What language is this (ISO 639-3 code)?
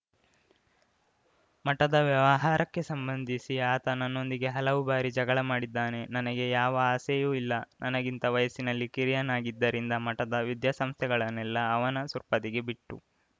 kan